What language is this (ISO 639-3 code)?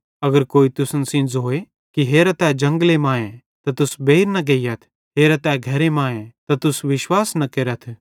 bhd